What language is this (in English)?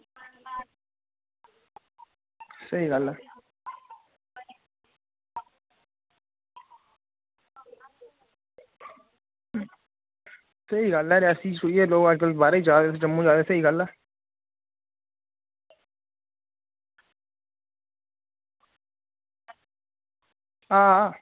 Dogri